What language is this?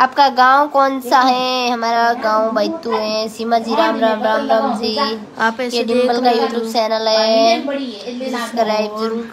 Hindi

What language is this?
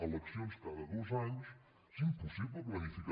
Catalan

